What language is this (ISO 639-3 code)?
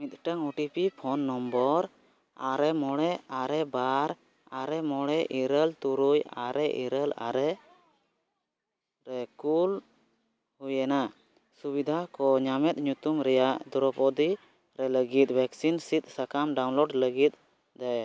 sat